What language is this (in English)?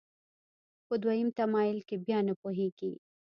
Pashto